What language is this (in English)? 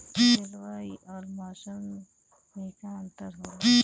Bhojpuri